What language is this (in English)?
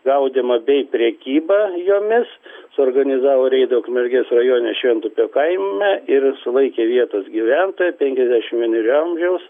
Lithuanian